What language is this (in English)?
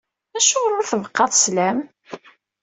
Kabyle